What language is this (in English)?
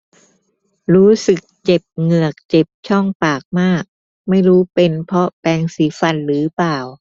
Thai